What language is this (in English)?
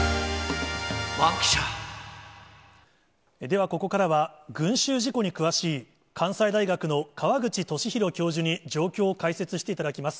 Japanese